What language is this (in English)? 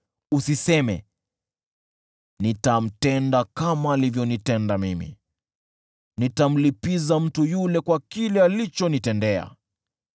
Swahili